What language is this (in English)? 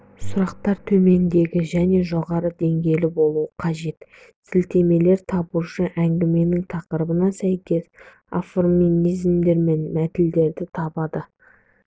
Kazakh